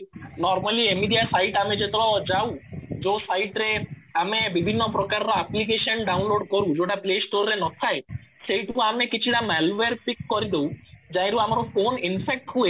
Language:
Odia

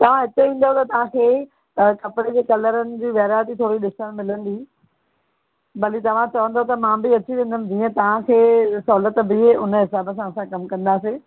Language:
Sindhi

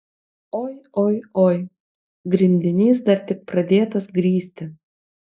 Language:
Lithuanian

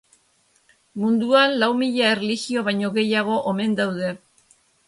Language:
Basque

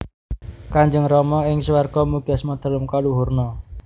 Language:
Javanese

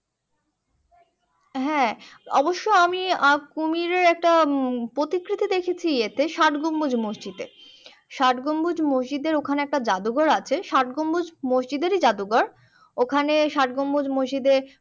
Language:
Bangla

